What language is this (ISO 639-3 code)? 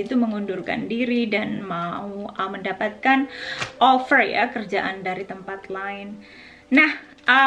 ind